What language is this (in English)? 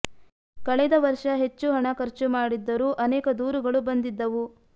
Kannada